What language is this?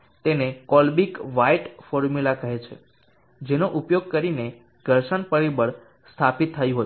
Gujarati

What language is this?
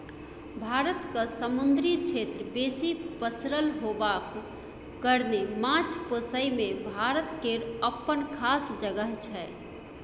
Maithili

